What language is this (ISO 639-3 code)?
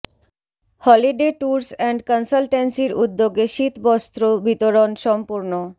ben